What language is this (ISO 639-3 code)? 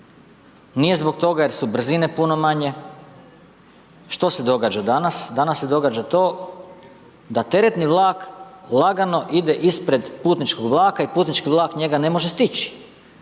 hrv